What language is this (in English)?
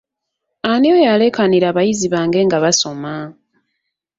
Ganda